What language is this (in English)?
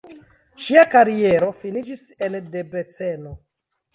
Esperanto